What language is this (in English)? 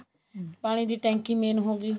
Punjabi